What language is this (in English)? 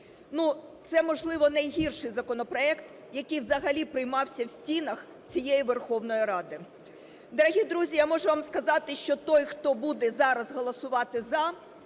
Ukrainian